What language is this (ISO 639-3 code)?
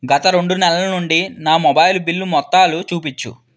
tel